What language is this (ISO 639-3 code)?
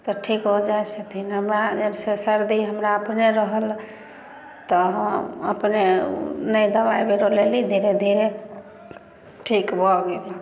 mai